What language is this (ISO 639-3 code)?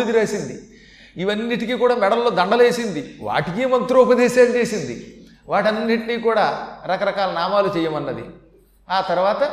tel